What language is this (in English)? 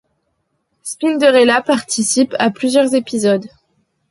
French